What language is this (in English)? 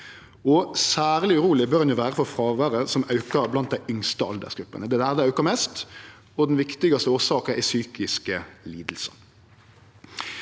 Norwegian